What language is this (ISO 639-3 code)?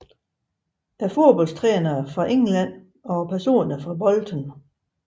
dan